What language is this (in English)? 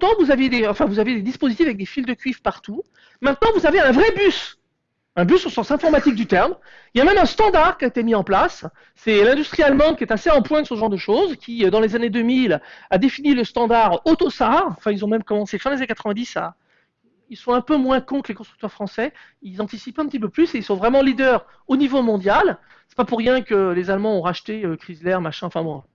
French